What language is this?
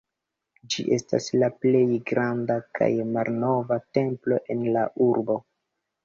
Esperanto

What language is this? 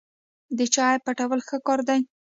Pashto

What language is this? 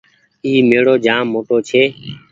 Goaria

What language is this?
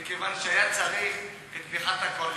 Hebrew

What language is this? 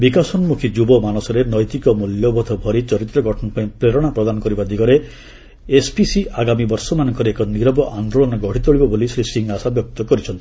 Odia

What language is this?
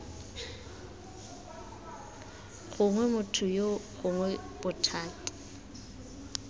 Tswana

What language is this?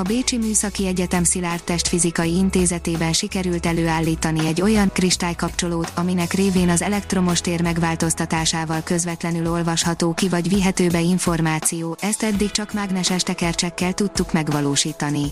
Hungarian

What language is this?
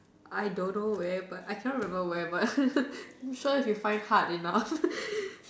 English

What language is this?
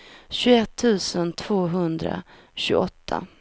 Swedish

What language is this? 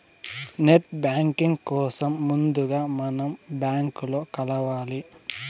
Telugu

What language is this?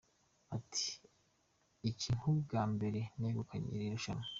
Kinyarwanda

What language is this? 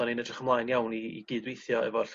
Welsh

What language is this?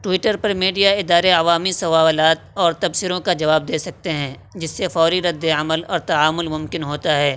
Urdu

